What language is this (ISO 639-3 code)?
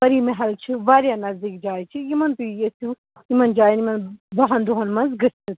kas